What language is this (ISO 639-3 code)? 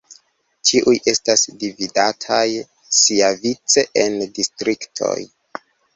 epo